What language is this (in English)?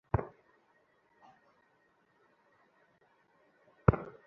Bangla